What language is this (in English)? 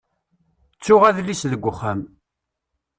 Kabyle